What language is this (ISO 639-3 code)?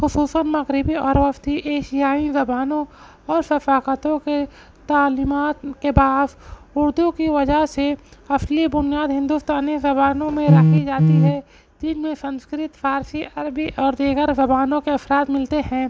urd